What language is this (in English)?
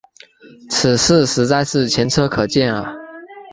Chinese